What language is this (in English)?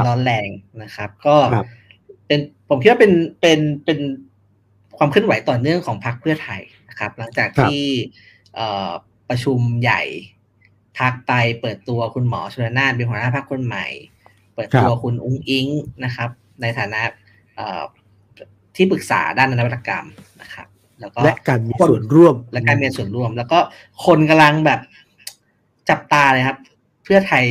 Thai